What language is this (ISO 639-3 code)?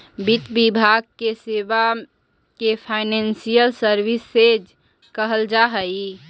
mag